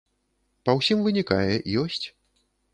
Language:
Belarusian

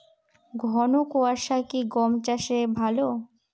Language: Bangla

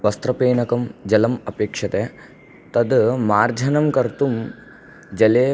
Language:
Sanskrit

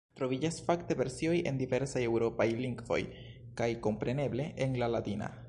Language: Esperanto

